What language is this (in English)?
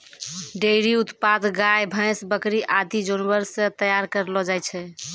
Maithili